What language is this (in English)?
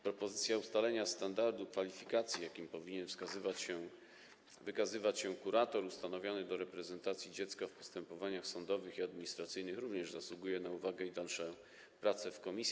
Polish